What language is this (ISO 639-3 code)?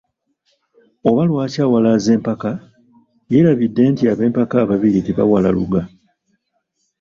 lug